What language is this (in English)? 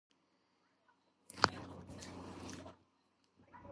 Georgian